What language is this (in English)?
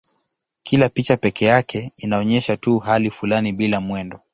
Swahili